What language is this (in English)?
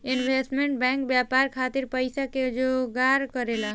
Bhojpuri